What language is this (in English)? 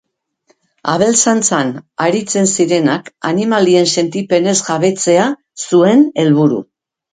Basque